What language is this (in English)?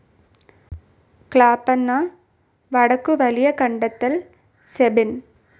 Malayalam